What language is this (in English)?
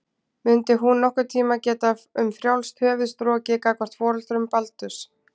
Icelandic